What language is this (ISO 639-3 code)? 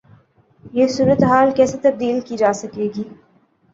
urd